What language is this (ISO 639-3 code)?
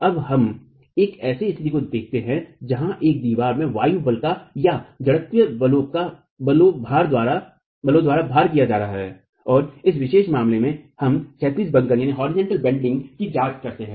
hin